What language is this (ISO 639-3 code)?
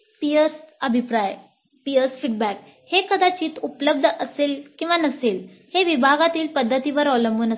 mar